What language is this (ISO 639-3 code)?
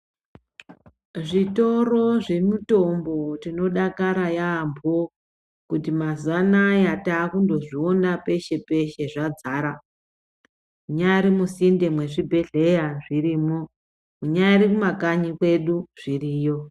ndc